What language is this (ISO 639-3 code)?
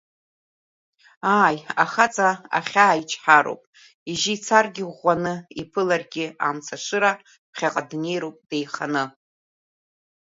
abk